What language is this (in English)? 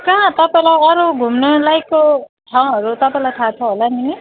Nepali